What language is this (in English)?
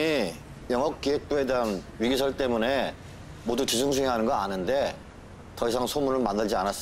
Korean